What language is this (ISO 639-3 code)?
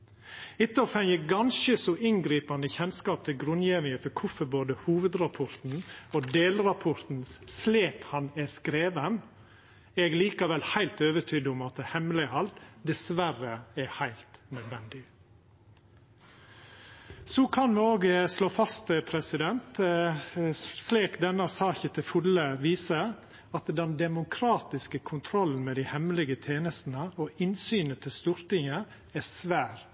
nno